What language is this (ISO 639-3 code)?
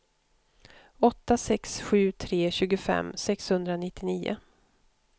swe